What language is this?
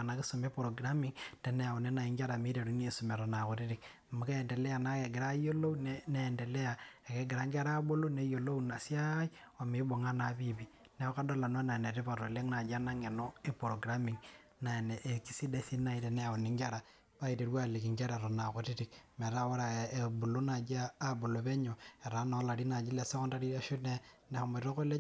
Masai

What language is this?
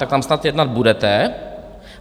Czech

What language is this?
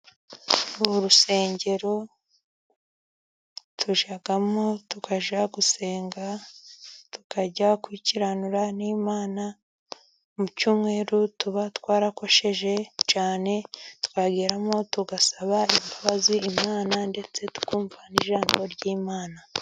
Kinyarwanda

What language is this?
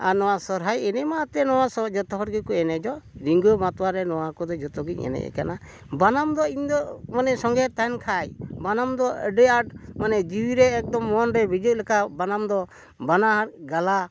Santali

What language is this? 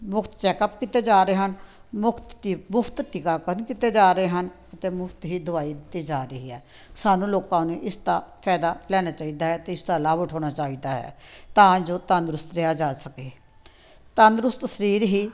Punjabi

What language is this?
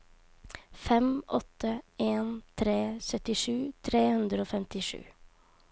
Norwegian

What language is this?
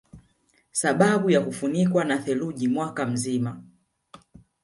Swahili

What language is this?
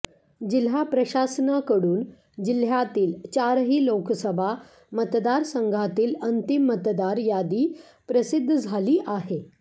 Marathi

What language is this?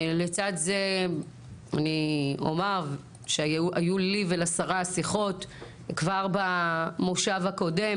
Hebrew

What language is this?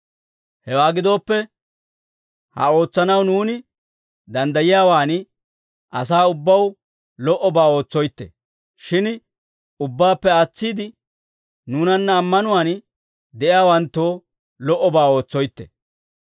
Dawro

